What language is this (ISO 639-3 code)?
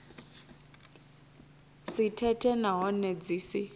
ven